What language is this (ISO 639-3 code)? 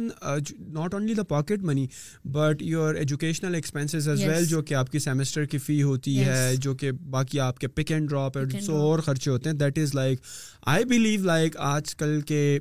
urd